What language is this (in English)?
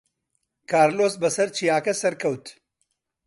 Central Kurdish